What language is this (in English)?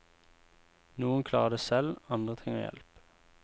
Norwegian